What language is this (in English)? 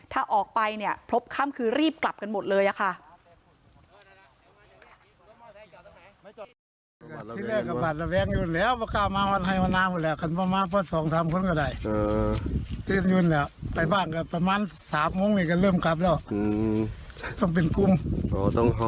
Thai